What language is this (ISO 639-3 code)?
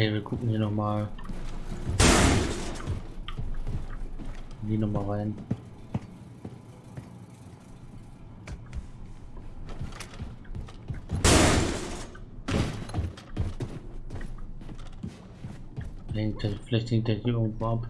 deu